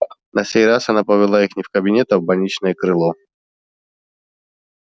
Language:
Russian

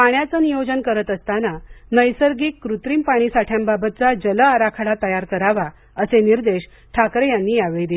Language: Marathi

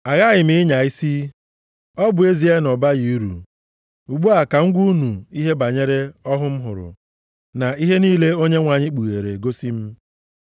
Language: Igbo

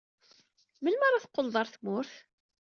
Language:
Kabyle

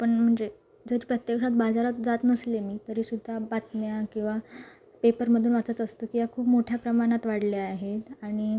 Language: Marathi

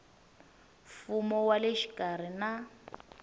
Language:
Tsonga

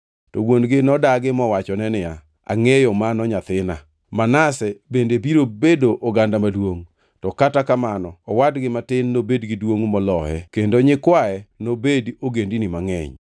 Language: Luo (Kenya and Tanzania)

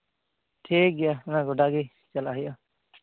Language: Santali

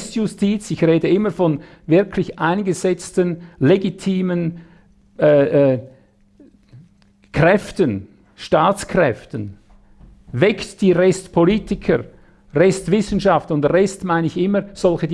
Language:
German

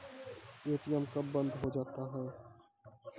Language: Maithili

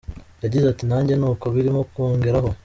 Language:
Kinyarwanda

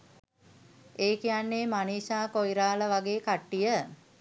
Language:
Sinhala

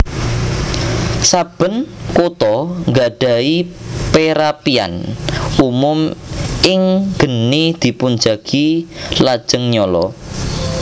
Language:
Javanese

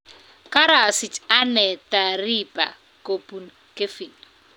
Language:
Kalenjin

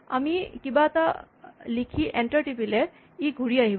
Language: Assamese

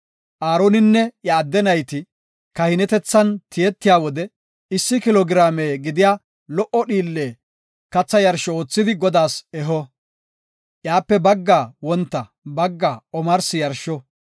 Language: Gofa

